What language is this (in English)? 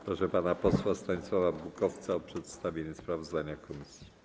Polish